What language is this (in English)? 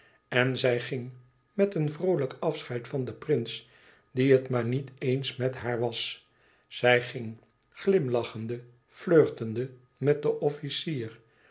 Dutch